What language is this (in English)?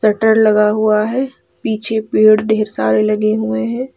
Hindi